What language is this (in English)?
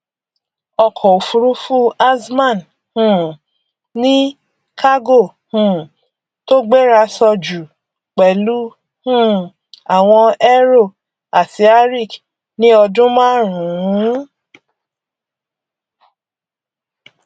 Yoruba